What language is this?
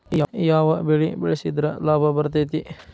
Kannada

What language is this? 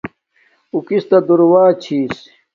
Domaaki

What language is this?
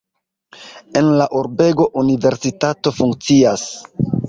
Esperanto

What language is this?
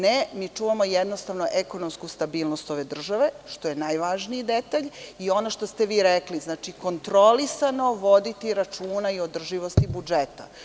Serbian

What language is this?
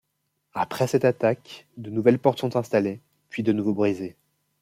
French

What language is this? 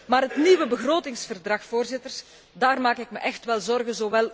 Dutch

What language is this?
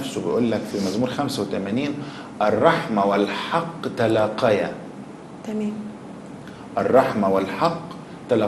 Arabic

